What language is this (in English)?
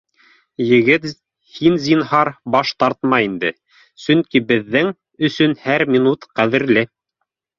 Bashkir